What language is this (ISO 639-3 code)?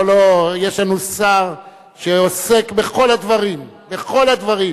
heb